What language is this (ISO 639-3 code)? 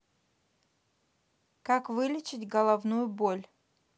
rus